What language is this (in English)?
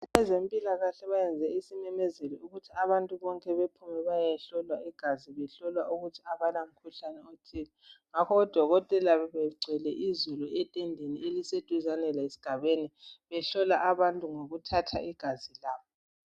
North Ndebele